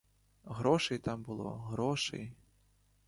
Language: Ukrainian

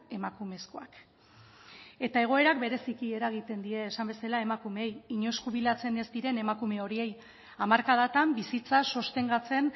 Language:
Basque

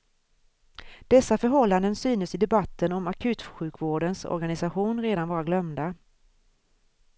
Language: Swedish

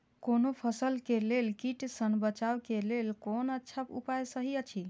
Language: Maithili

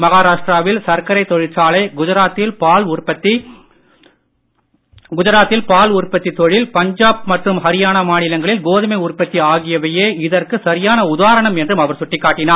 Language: Tamil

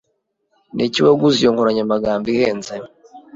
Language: Kinyarwanda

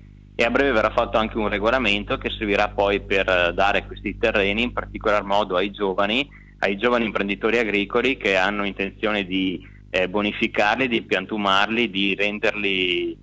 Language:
Italian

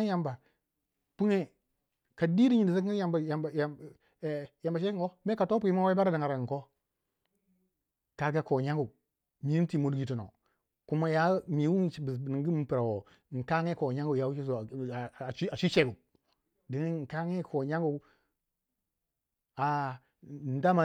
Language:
Waja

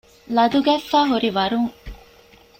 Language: Divehi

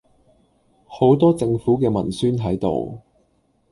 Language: Cantonese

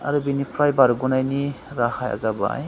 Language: Bodo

